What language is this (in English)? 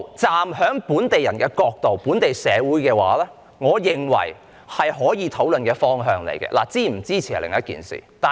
Cantonese